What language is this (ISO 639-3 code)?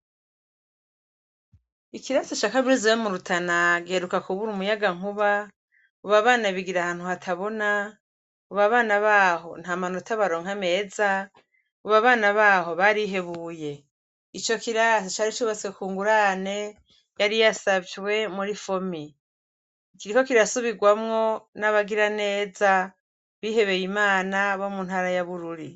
run